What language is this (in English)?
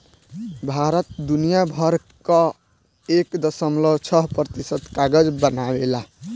Bhojpuri